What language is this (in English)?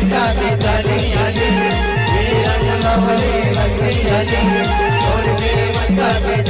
Arabic